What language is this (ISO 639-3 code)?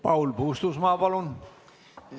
est